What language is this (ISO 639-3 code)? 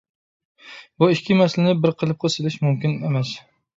uig